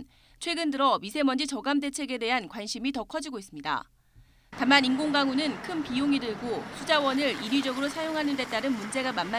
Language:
Korean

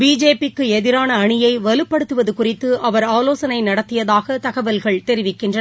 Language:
Tamil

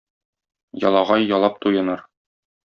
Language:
Tatar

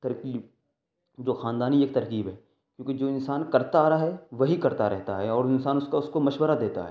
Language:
Urdu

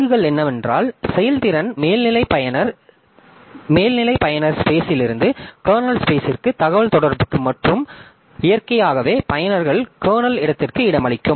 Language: Tamil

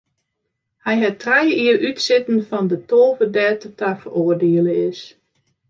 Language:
Western Frisian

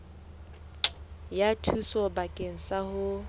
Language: Southern Sotho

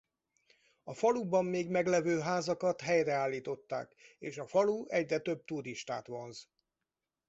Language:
Hungarian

